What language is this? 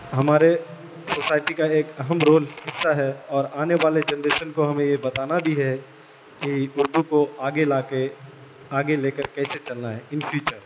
Urdu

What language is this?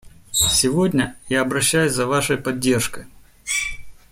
Russian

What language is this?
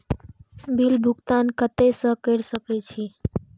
Maithili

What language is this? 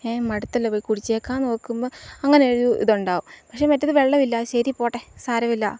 Malayalam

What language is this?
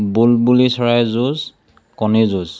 Assamese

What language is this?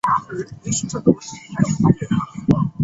Chinese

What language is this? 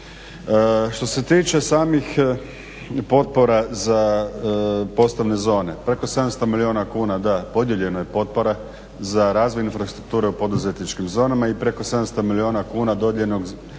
Croatian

